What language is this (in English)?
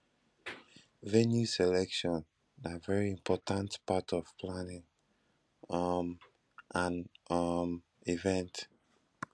Nigerian Pidgin